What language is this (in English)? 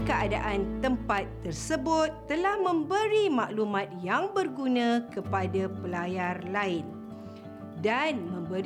Malay